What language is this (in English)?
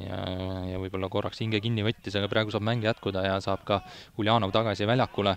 Finnish